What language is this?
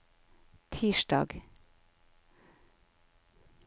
Norwegian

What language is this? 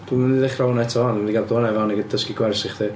Welsh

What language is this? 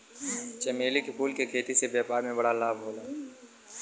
Bhojpuri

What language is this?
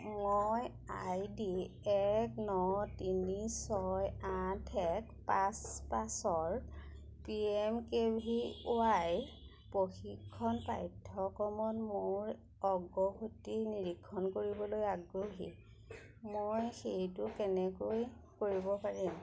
Assamese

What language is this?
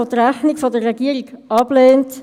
Swiss German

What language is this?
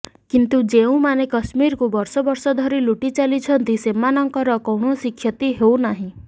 Odia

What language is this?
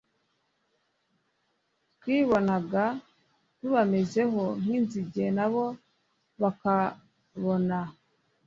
Kinyarwanda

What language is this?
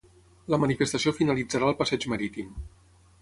Catalan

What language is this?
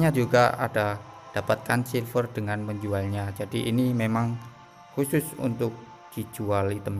Indonesian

